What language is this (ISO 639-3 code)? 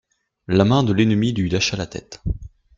fra